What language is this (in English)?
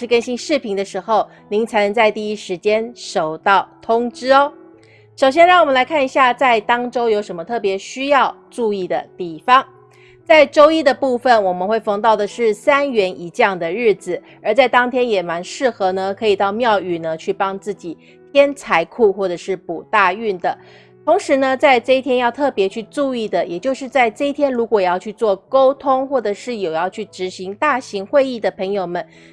Chinese